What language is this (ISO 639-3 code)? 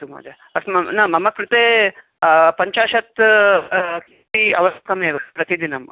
san